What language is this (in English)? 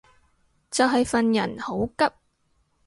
Cantonese